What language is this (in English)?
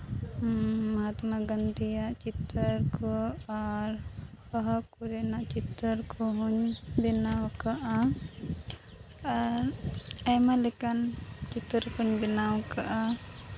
Santali